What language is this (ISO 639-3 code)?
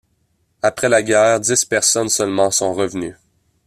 fra